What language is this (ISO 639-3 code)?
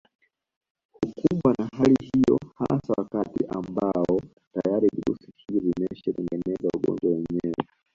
swa